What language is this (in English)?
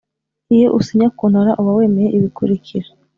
Kinyarwanda